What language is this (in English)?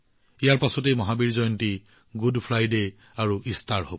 Assamese